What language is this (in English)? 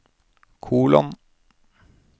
Norwegian